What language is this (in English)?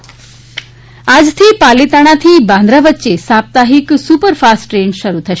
Gujarati